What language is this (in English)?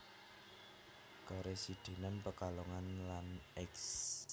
Javanese